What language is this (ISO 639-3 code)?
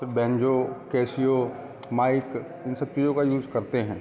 hin